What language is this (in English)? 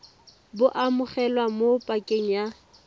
Tswana